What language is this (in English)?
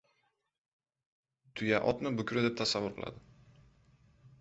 Uzbek